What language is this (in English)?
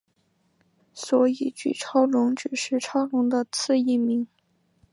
Chinese